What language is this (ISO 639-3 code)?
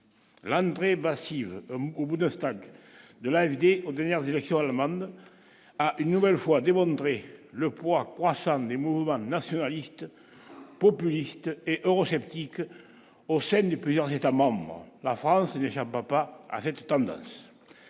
fra